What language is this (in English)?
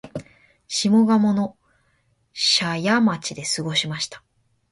Japanese